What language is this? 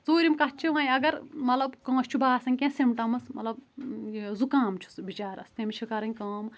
Kashmiri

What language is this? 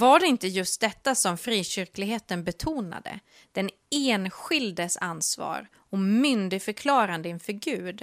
Swedish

